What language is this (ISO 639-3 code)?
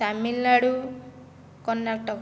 ori